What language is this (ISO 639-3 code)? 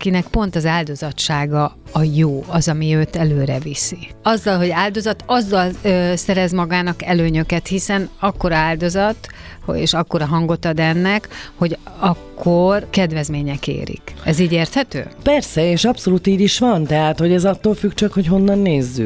hun